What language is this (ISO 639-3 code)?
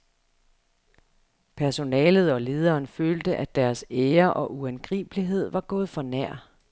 dan